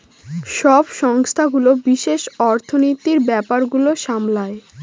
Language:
Bangla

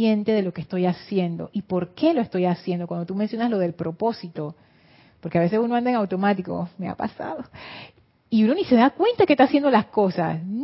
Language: Spanish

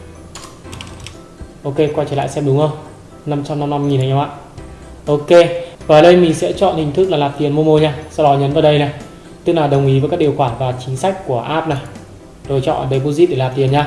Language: Vietnamese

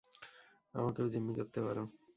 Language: Bangla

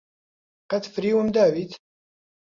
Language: Central Kurdish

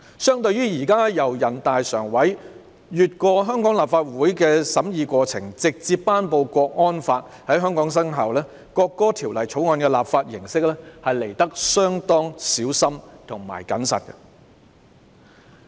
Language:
Cantonese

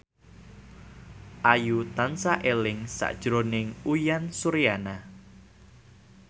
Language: Javanese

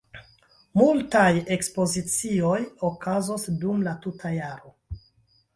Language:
Esperanto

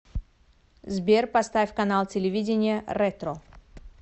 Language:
Russian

